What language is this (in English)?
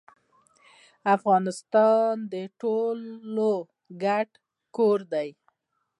Pashto